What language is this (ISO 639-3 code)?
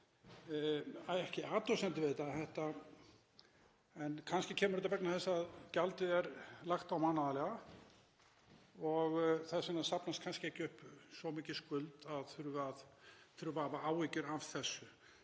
isl